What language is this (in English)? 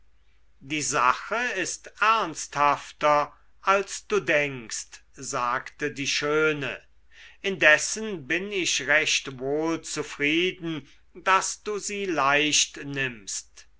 German